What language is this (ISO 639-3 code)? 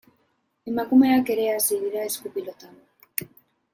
eus